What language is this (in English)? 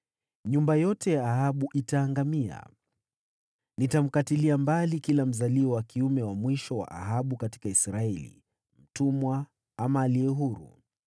Swahili